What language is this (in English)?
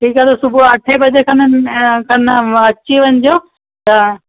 Sindhi